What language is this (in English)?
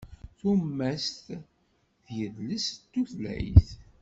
Kabyle